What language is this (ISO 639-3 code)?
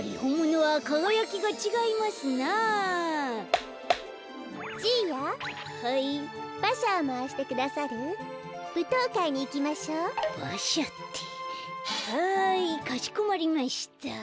jpn